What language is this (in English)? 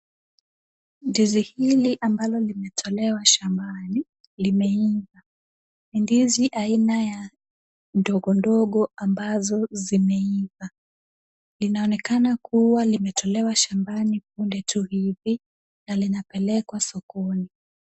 Swahili